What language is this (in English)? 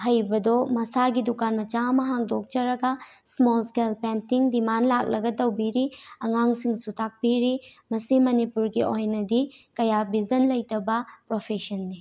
Manipuri